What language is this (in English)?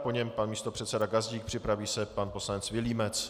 Czech